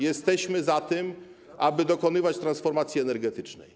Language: Polish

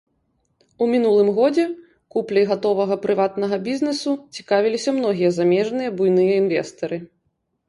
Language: Belarusian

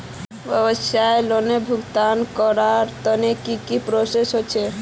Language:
Magahi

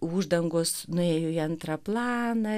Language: Lithuanian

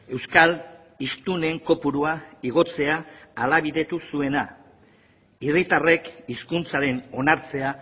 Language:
Basque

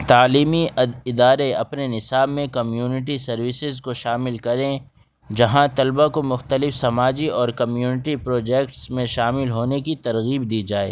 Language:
Urdu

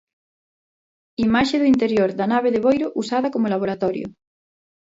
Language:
Galician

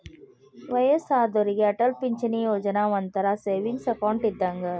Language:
Kannada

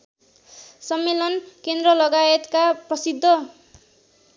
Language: Nepali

